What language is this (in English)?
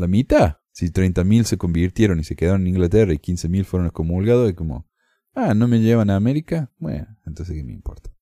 Spanish